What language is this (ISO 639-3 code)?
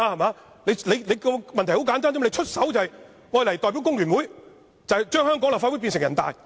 yue